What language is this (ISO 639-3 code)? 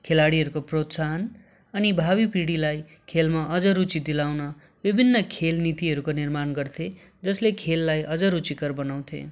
nep